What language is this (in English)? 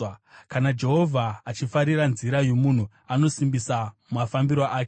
Shona